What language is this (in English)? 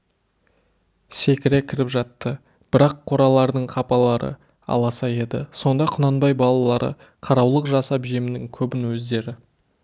Kazakh